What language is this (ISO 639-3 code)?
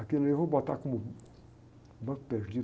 por